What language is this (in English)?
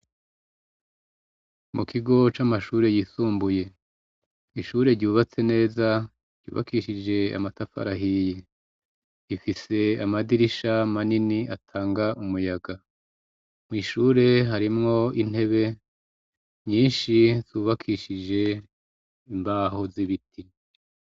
Rundi